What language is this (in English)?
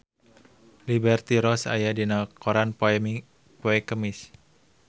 Sundanese